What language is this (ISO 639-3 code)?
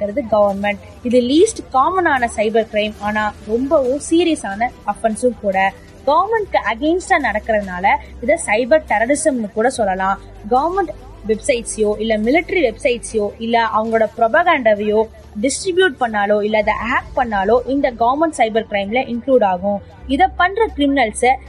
tam